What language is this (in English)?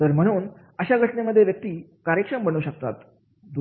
Marathi